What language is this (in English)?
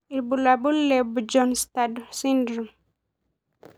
Masai